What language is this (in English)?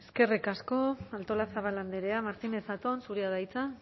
Basque